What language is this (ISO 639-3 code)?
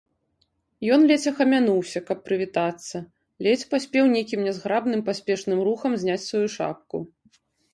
bel